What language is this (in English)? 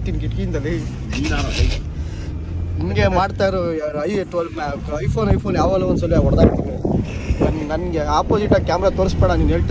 Romanian